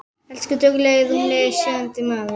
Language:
Icelandic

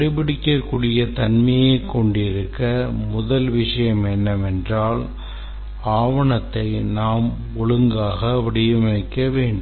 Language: Tamil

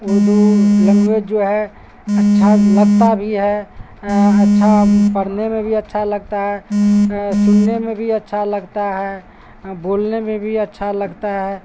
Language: Urdu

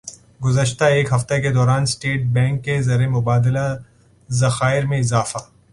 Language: Urdu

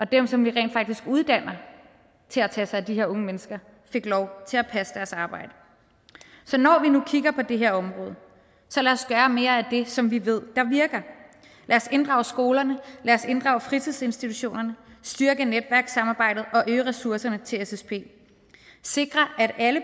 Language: Danish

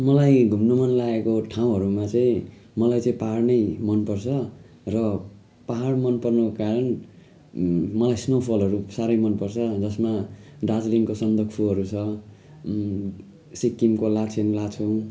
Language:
Nepali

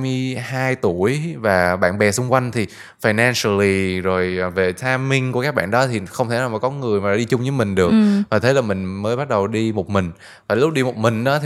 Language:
Vietnamese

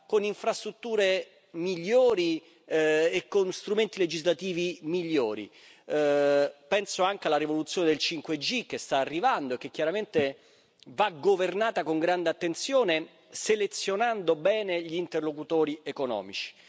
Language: Italian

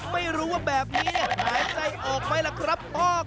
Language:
Thai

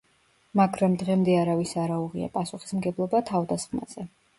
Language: Georgian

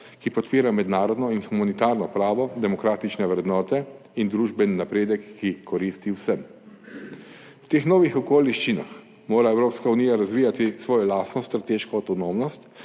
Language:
Slovenian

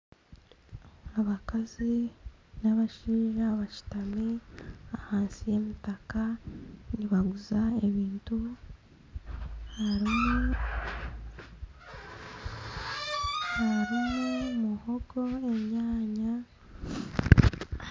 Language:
Nyankole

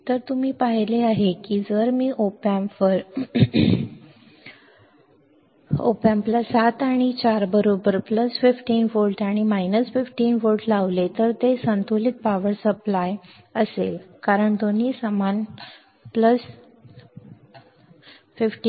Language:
Marathi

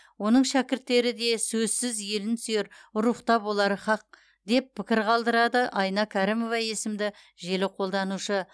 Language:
Kazakh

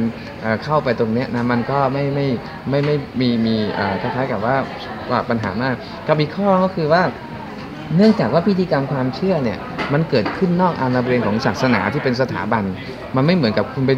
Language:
Thai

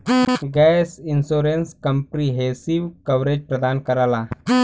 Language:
Bhojpuri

